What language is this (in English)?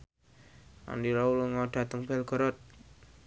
Javanese